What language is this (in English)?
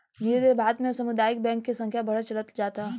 Bhojpuri